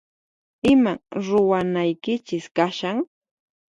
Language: Puno Quechua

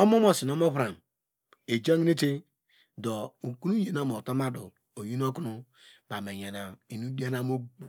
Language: Degema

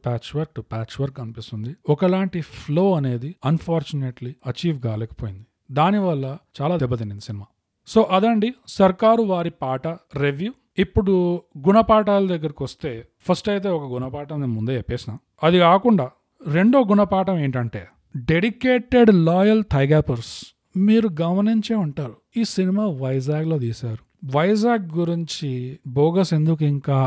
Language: Telugu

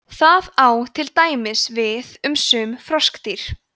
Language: Icelandic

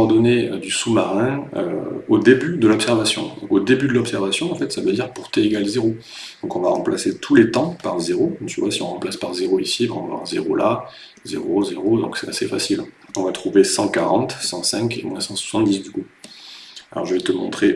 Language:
French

